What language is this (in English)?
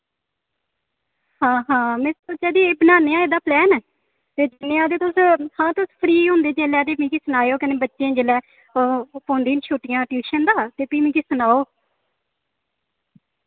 Dogri